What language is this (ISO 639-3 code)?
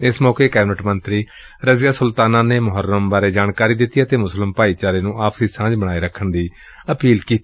pan